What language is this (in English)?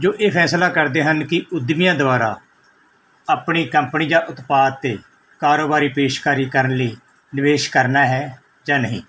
Punjabi